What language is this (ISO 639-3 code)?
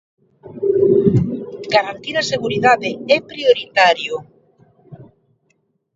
glg